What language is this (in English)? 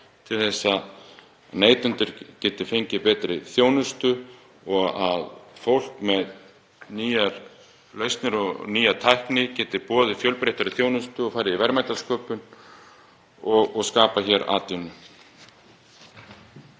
Icelandic